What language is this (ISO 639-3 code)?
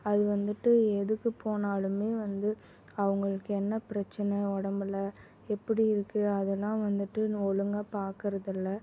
tam